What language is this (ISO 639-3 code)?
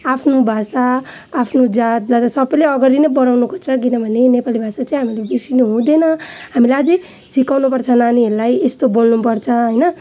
nep